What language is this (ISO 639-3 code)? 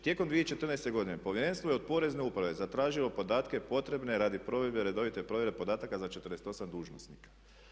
hrv